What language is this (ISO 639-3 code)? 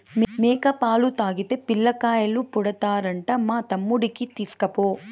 tel